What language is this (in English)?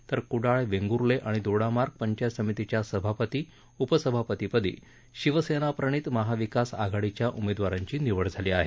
Marathi